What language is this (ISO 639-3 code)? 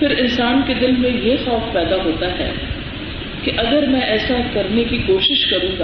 urd